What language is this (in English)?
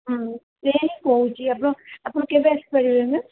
Odia